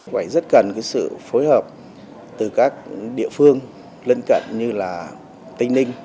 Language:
Vietnamese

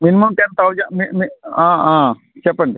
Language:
Telugu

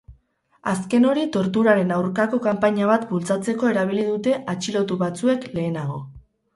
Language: Basque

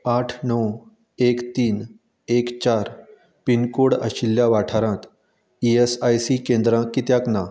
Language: Konkani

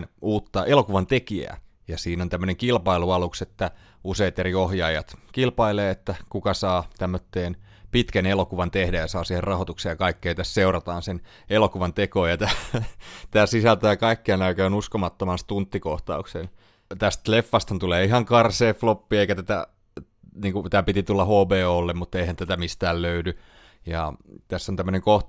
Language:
Finnish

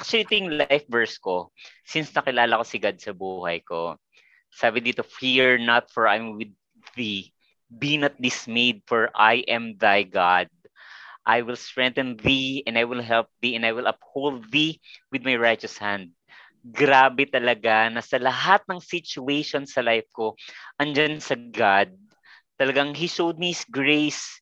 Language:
Filipino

